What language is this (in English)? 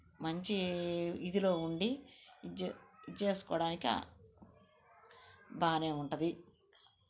Telugu